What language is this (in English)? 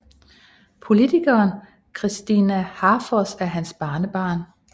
Danish